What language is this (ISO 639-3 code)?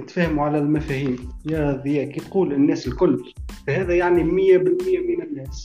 ara